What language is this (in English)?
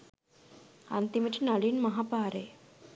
Sinhala